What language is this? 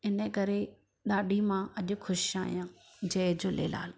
Sindhi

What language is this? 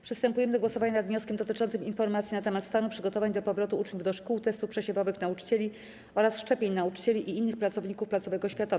Polish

